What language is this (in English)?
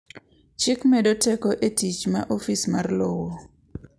Luo (Kenya and Tanzania)